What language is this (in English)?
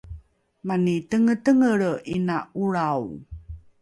Rukai